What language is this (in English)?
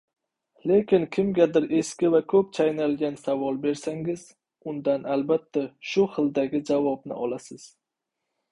Uzbek